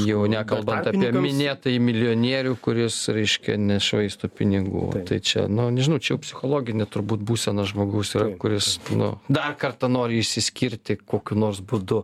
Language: Lithuanian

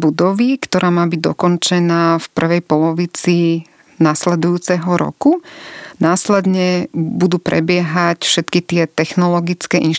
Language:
Slovak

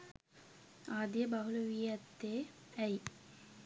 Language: Sinhala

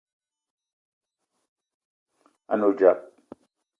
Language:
Eton (Cameroon)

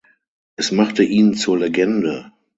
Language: German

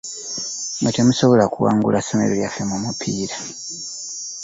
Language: Ganda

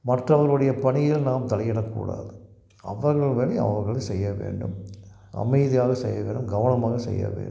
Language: Tamil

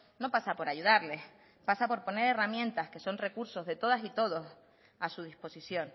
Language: Spanish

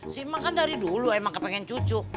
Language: Indonesian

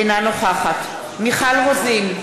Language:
Hebrew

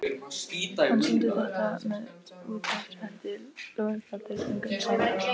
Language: Icelandic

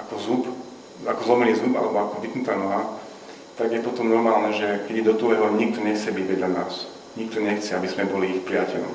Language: Slovak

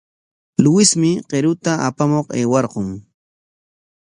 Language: Corongo Ancash Quechua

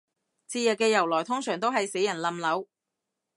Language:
Cantonese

